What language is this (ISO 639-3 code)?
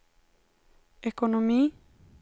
swe